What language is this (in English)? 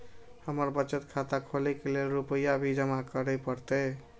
Maithili